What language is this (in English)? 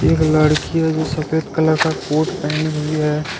Hindi